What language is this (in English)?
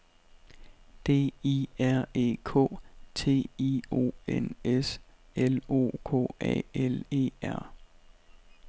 Danish